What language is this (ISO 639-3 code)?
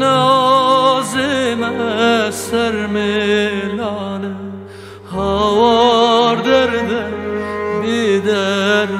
tur